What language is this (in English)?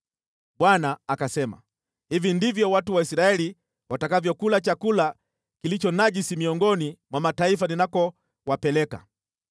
Swahili